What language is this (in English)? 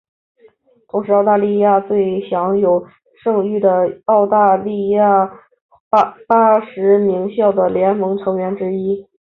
Chinese